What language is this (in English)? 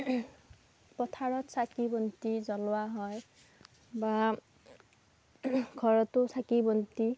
Assamese